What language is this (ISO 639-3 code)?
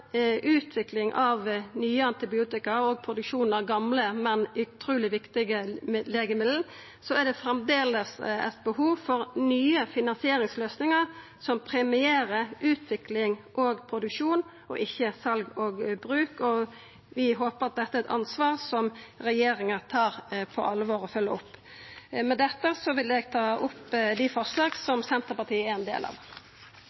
nno